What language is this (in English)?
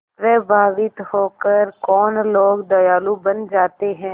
Hindi